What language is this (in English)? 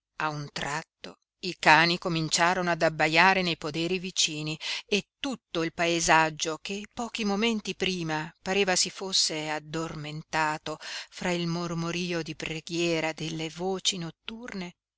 Italian